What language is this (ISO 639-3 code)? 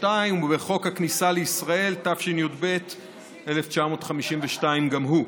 heb